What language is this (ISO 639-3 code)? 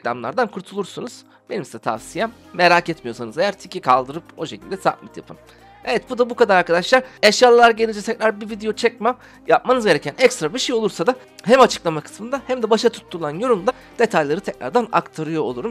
tur